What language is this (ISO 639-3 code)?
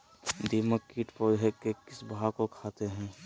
mag